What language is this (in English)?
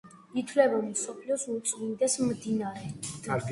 Georgian